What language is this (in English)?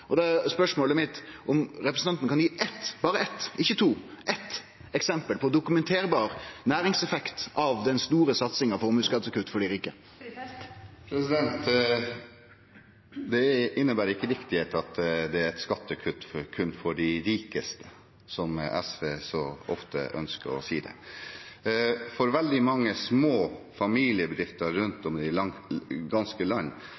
Norwegian